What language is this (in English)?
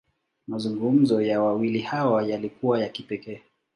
Swahili